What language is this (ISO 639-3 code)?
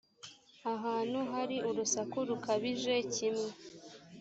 kin